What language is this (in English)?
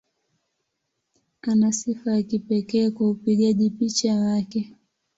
Swahili